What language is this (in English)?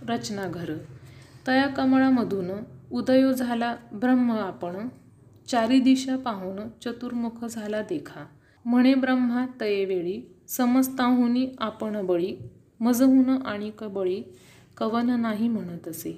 Marathi